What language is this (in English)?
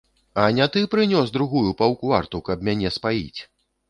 Belarusian